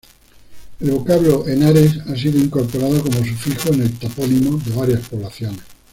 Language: Spanish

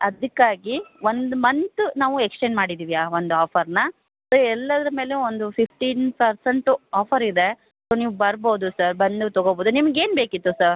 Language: Kannada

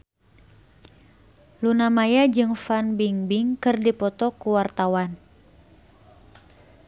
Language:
Sundanese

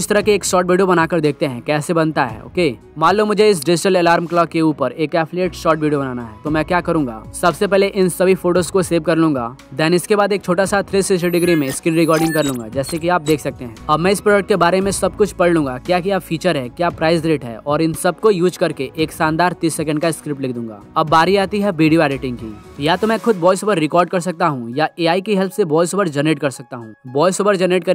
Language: Hindi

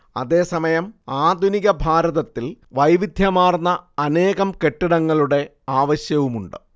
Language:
Malayalam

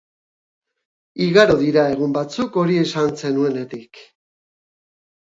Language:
Basque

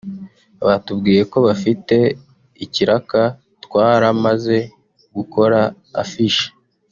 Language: Kinyarwanda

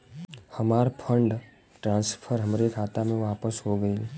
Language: Bhojpuri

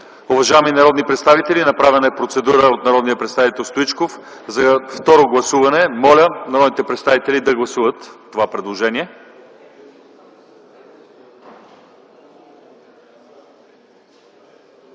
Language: Bulgarian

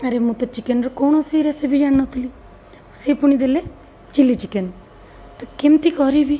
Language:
Odia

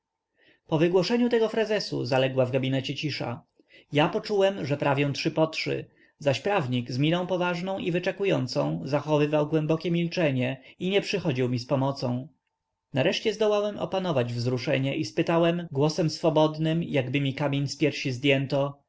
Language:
Polish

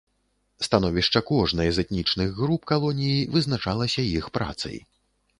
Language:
Belarusian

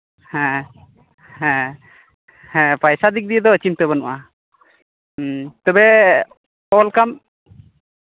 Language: Santali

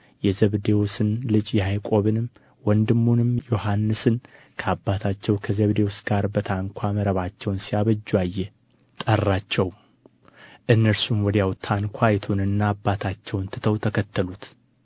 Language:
Amharic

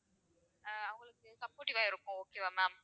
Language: Tamil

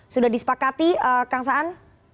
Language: Indonesian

